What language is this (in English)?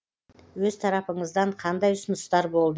Kazakh